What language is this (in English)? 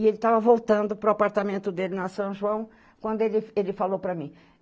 Portuguese